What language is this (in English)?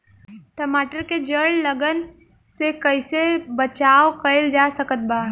Bhojpuri